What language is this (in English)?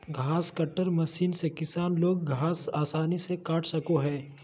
Magahi